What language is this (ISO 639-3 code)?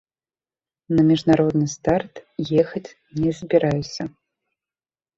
bel